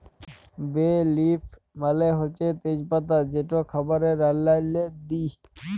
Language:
Bangla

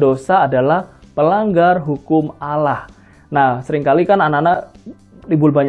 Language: Indonesian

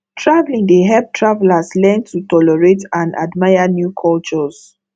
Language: Nigerian Pidgin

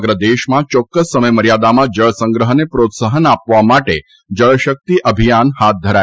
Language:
Gujarati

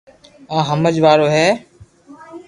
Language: Loarki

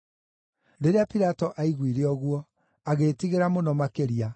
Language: Kikuyu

